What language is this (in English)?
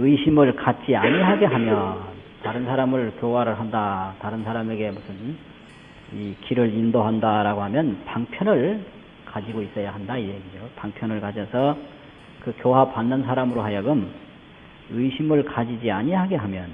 Korean